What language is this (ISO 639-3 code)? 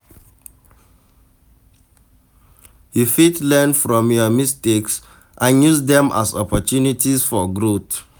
pcm